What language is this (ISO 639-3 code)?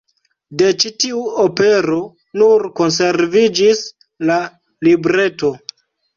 epo